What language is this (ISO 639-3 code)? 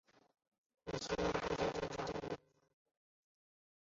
zho